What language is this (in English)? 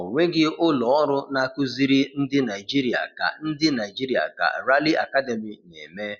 Igbo